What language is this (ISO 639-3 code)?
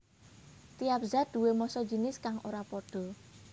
jav